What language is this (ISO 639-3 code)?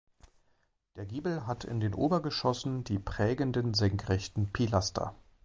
deu